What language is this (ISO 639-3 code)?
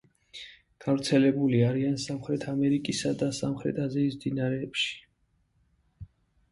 kat